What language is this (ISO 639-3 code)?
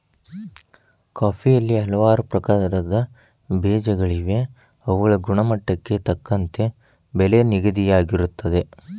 kan